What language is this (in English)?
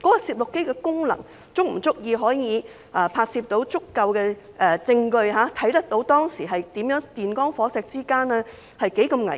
Cantonese